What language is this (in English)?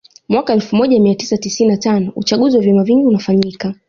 Swahili